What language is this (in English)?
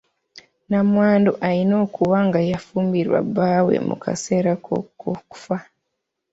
Ganda